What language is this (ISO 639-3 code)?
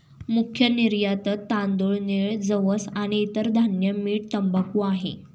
mar